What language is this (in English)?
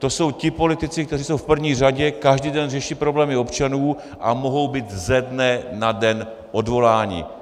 Czech